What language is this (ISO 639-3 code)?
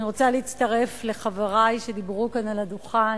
heb